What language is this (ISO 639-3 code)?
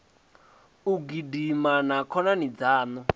ven